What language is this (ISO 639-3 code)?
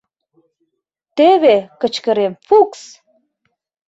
chm